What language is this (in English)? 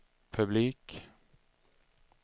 Swedish